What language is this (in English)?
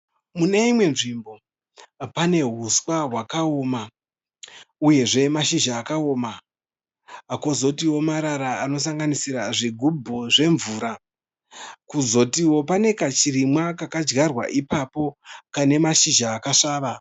Shona